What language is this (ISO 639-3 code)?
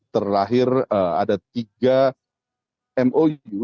ind